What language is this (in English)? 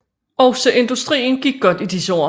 Danish